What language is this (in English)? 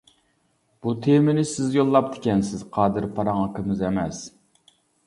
Uyghur